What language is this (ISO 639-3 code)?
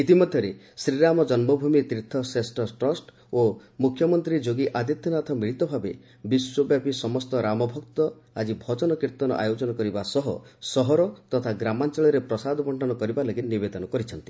ori